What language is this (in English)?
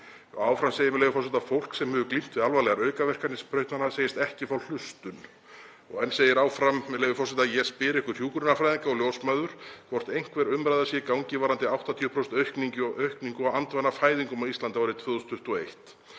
Icelandic